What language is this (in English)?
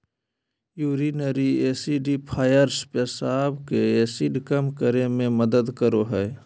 Magahi